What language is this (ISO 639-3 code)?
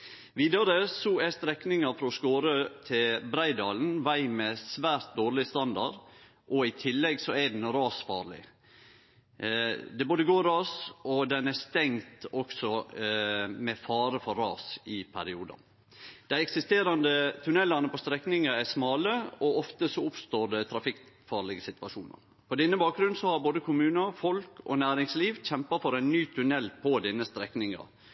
nno